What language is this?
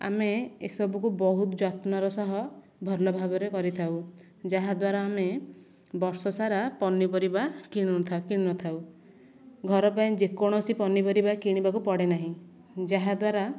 Odia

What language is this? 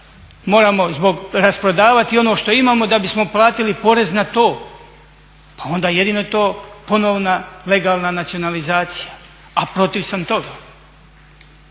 Croatian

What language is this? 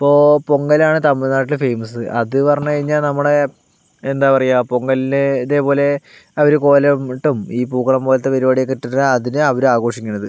Malayalam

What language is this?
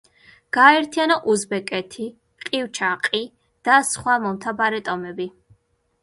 Georgian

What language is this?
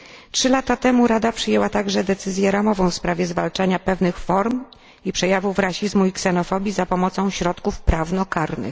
Polish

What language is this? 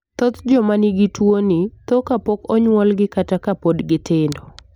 Luo (Kenya and Tanzania)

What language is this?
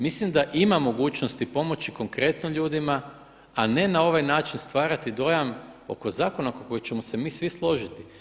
Croatian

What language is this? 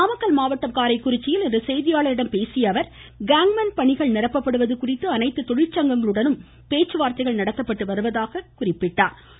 Tamil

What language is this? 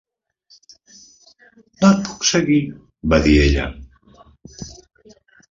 Catalan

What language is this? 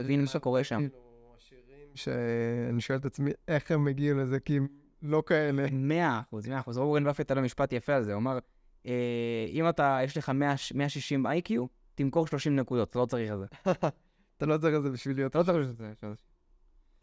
Hebrew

